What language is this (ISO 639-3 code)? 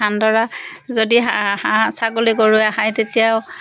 asm